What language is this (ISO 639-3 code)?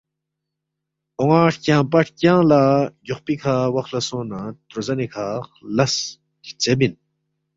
bft